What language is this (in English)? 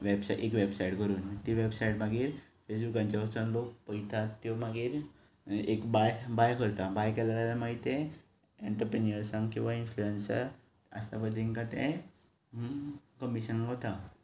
Konkani